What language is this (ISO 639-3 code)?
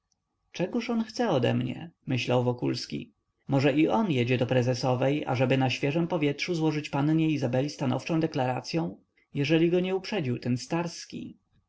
pol